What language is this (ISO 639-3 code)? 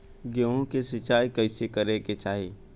bho